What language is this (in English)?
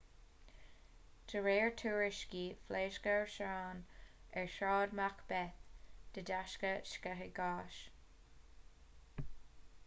Irish